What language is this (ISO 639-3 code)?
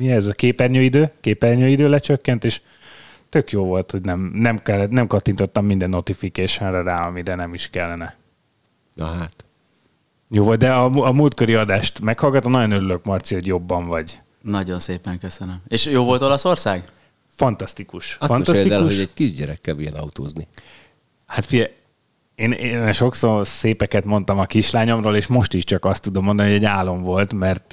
hun